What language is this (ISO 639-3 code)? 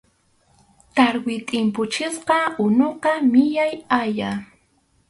qxu